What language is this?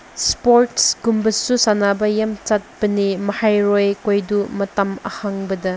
Manipuri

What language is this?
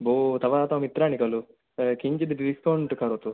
Sanskrit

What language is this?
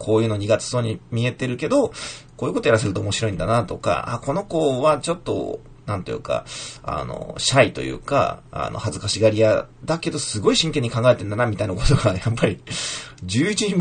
Japanese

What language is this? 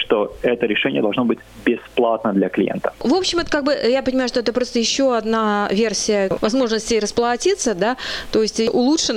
Russian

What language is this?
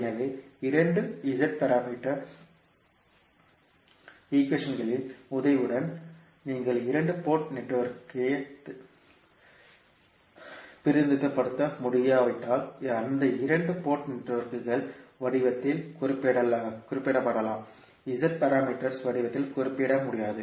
Tamil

